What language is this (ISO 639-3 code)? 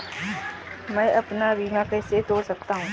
hin